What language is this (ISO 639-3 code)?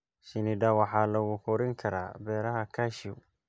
som